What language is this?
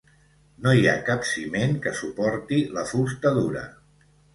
Catalan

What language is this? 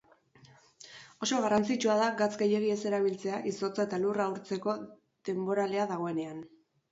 Basque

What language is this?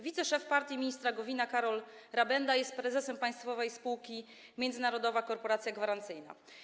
Polish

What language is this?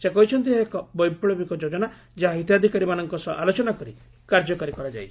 Odia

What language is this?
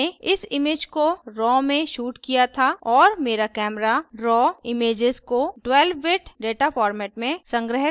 Hindi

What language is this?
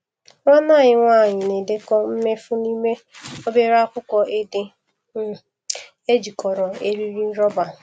Igbo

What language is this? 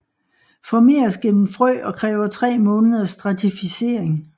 Danish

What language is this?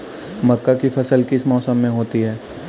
Hindi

